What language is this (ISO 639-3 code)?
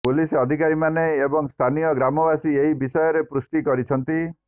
ori